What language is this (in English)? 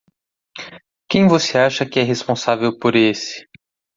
Portuguese